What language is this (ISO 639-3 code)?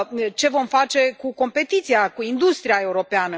ron